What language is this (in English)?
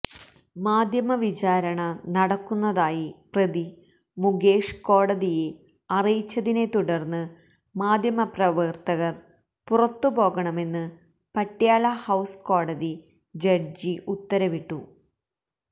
Malayalam